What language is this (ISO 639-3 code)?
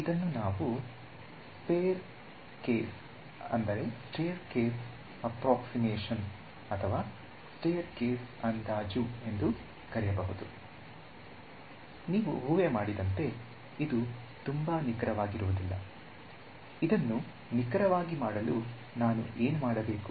kan